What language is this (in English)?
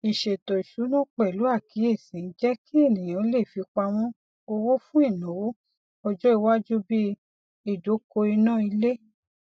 Yoruba